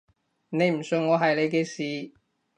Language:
Cantonese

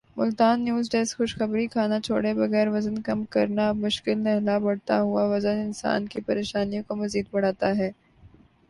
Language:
Urdu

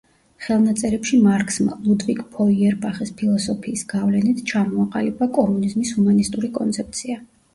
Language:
Georgian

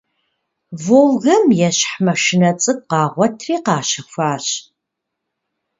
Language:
Kabardian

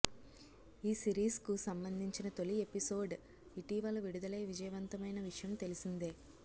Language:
Telugu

